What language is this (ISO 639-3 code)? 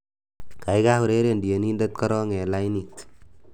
kln